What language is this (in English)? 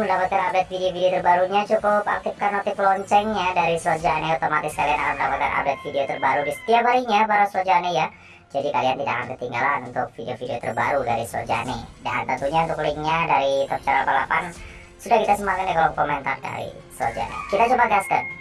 Indonesian